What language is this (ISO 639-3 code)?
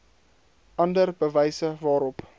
afr